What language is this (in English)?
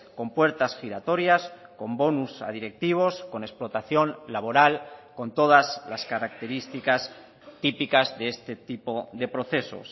Spanish